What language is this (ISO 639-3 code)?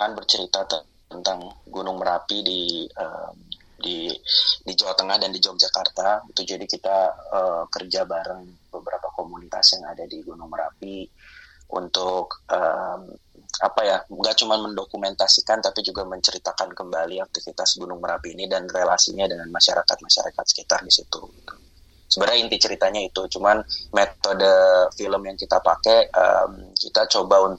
ind